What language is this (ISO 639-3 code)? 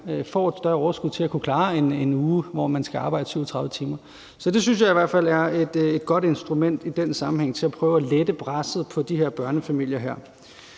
dan